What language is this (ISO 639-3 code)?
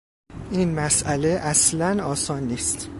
fas